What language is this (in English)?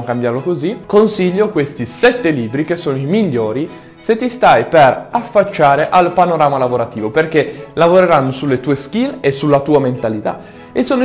Italian